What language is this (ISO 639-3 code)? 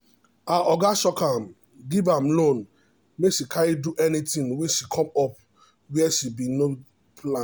pcm